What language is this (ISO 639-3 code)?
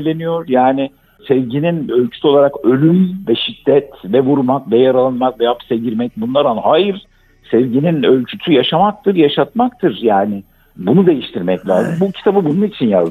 tur